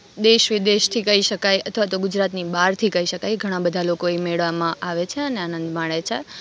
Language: Gujarati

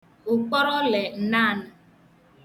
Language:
Igbo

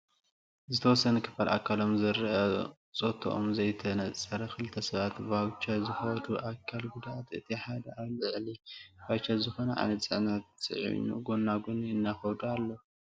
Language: Tigrinya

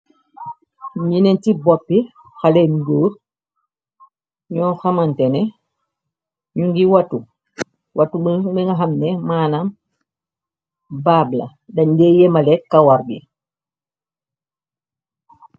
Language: Wolof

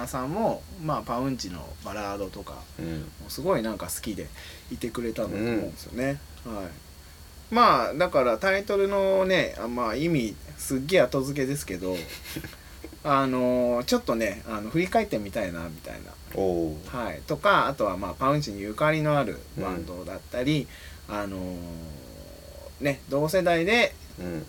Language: Japanese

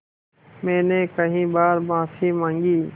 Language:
Hindi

